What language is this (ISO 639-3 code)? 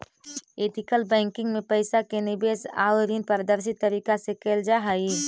mag